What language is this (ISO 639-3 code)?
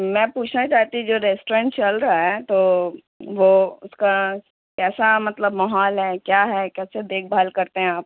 urd